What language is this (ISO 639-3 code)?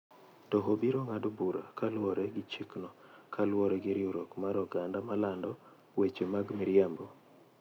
luo